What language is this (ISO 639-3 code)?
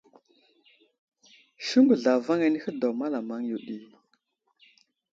udl